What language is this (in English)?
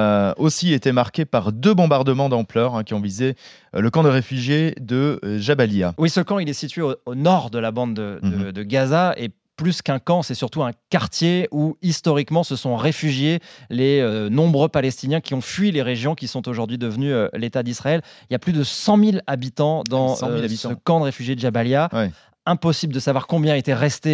French